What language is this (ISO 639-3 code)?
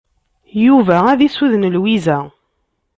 kab